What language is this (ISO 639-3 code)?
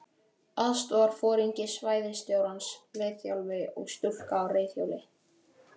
isl